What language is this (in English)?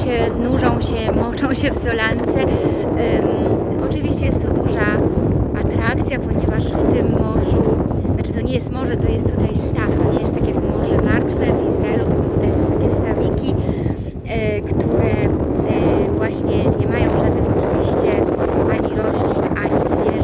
Polish